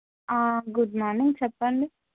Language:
Telugu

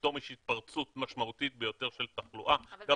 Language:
Hebrew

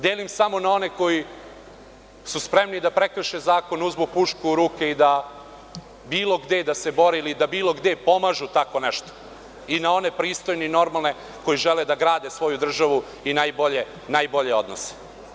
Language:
Serbian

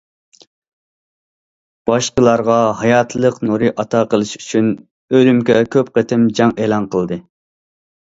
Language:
Uyghur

